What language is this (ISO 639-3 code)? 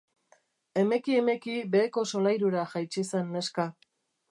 eus